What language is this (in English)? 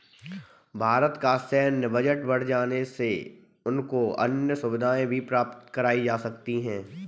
Hindi